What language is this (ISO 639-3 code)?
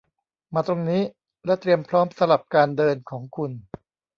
tha